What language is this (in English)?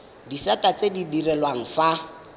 Tswana